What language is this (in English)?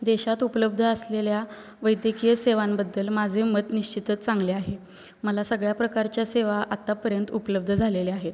Marathi